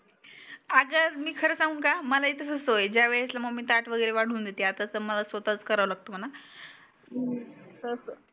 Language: Marathi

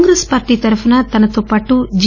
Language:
Telugu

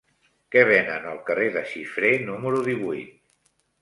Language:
Catalan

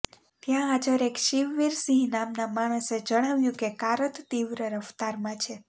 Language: Gujarati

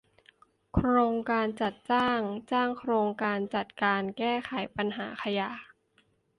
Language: Thai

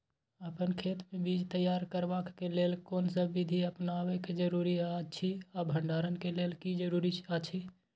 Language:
Maithili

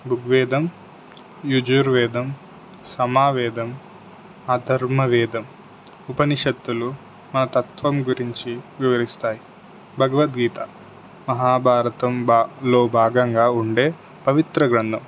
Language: Telugu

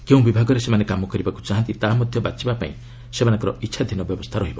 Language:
Odia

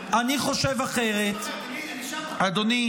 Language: Hebrew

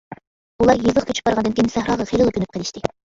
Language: Uyghur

